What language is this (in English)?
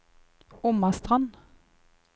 Norwegian